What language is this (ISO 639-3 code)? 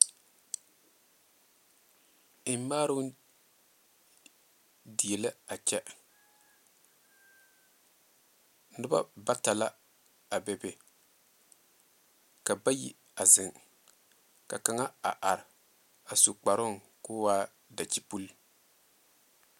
dga